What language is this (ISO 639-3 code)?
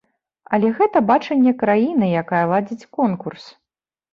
bel